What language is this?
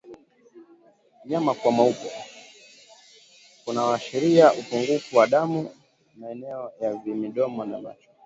Swahili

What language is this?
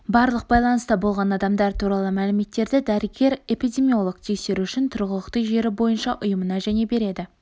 Kazakh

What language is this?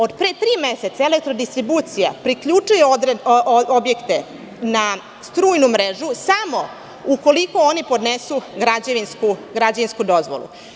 Serbian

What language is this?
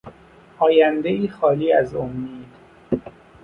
Persian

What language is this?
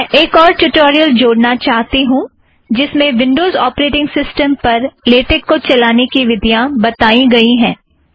Hindi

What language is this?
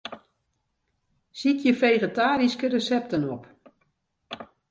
Western Frisian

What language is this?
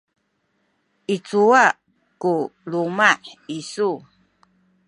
Sakizaya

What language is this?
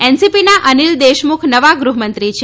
Gujarati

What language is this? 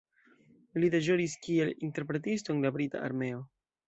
Esperanto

